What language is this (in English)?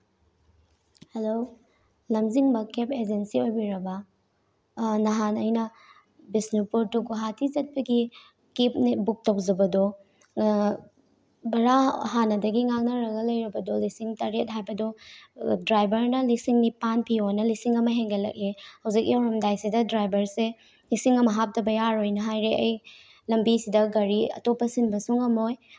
Manipuri